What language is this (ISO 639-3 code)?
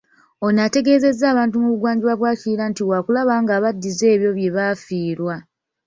lug